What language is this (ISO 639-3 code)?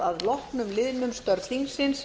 isl